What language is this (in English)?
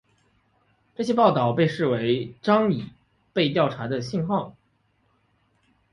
Chinese